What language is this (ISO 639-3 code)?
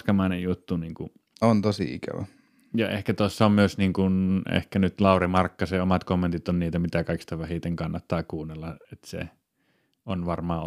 fin